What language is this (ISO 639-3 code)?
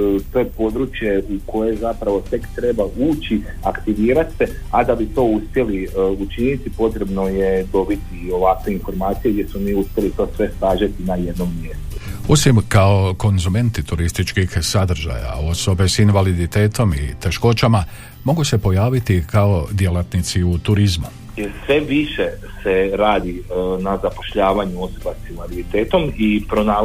hrv